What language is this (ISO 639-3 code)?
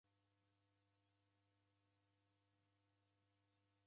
dav